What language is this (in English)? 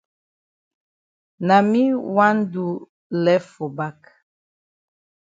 Cameroon Pidgin